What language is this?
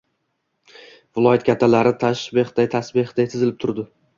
Uzbek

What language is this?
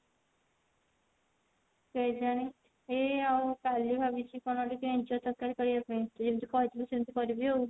Odia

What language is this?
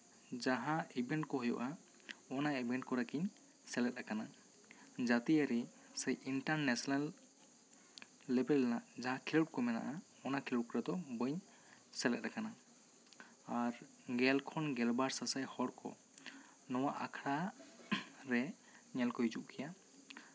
Santali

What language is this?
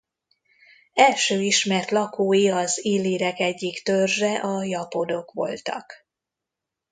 Hungarian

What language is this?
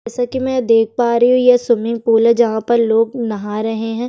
Hindi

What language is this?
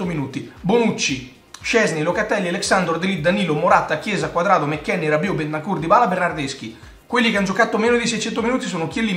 Italian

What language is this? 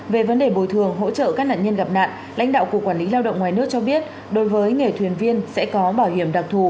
Vietnamese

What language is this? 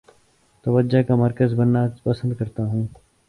Urdu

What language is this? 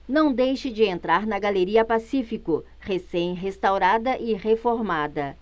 Portuguese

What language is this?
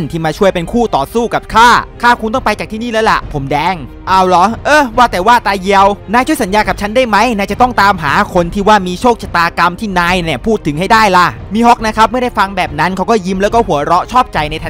Thai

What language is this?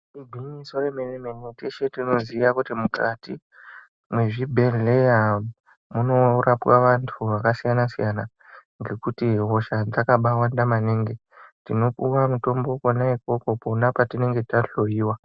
Ndau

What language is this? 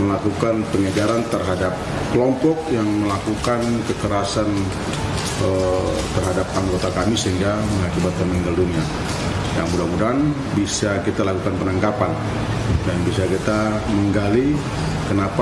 Indonesian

